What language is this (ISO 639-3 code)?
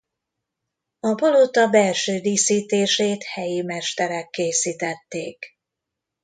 hun